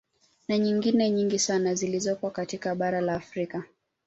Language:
Swahili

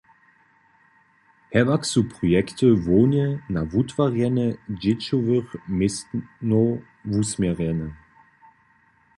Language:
Upper Sorbian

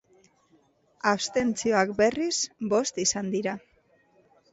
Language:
Basque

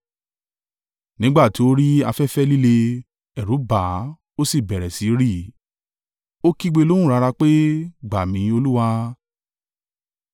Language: Yoruba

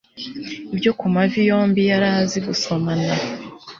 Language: Kinyarwanda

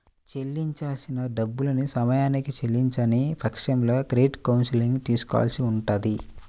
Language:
Telugu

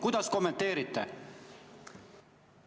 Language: Estonian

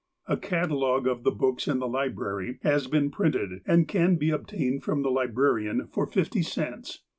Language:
English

